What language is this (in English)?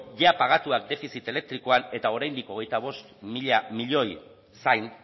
Basque